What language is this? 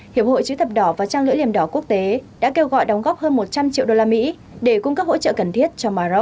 Vietnamese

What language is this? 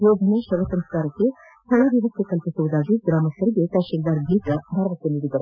Kannada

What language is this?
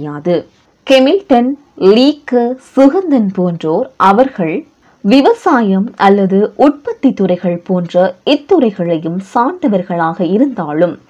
Tamil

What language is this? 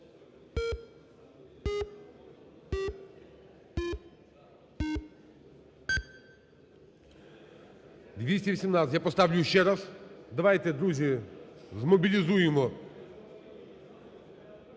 Ukrainian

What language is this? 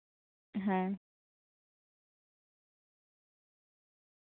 Santali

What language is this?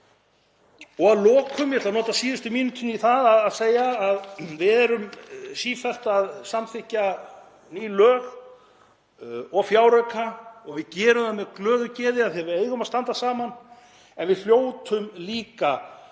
Icelandic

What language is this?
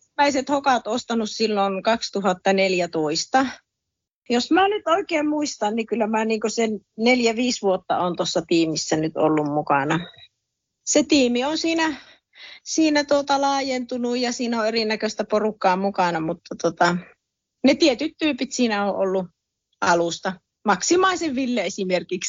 Finnish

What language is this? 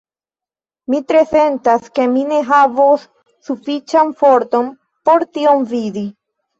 Esperanto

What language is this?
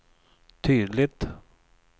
Swedish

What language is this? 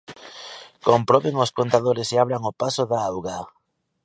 Galician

